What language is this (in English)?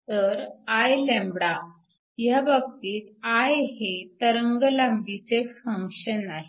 Marathi